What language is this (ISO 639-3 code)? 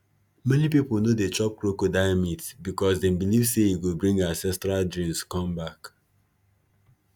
pcm